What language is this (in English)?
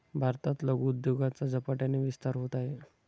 Marathi